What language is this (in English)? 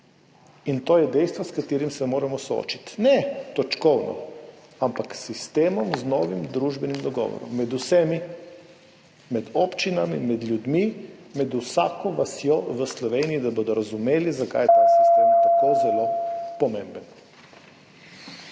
Slovenian